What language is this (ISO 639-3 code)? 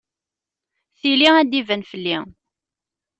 kab